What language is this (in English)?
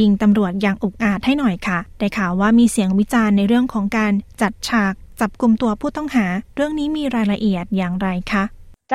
Thai